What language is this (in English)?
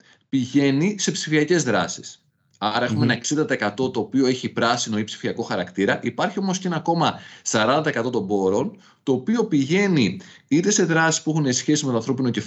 Greek